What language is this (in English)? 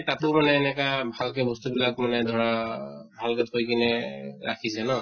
Assamese